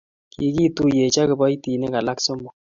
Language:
Kalenjin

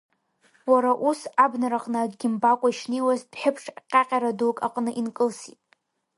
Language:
Abkhazian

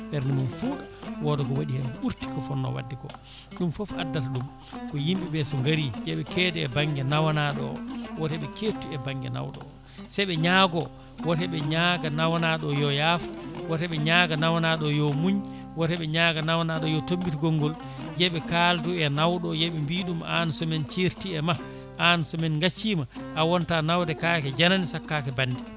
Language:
Fula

